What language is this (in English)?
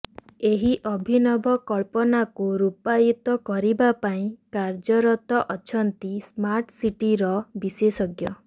Odia